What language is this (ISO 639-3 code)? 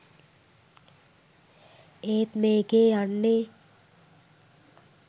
sin